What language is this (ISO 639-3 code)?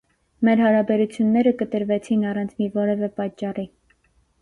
hye